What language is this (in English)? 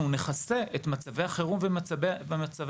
Hebrew